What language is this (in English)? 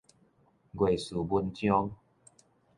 Min Nan Chinese